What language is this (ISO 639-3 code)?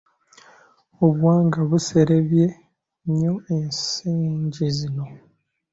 lug